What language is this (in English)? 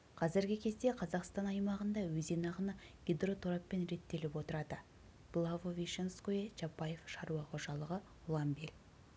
Kazakh